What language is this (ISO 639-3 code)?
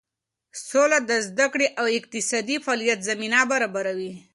pus